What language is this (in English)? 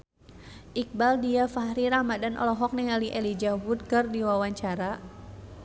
Sundanese